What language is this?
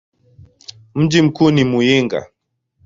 Swahili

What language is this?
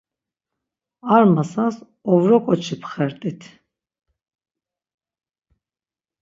Laz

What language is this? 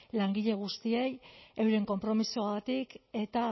Basque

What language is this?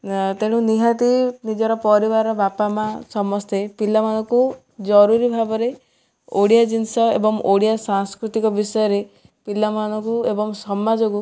Odia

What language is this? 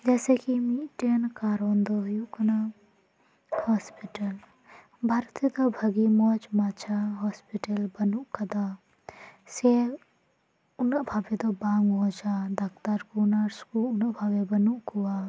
Santali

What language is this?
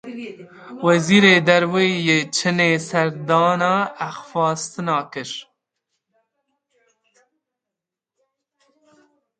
Kurdish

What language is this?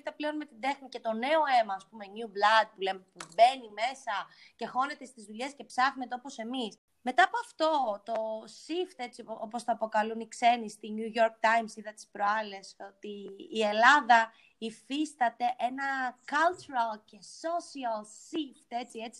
Greek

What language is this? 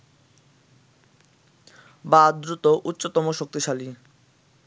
Bangla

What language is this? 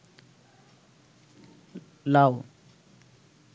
Bangla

